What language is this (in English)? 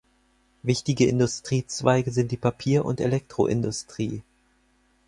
German